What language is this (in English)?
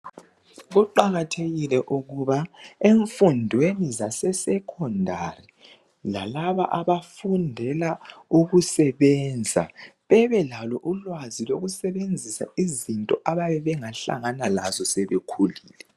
North Ndebele